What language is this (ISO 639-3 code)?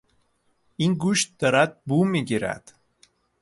fas